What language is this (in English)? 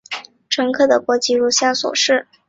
Chinese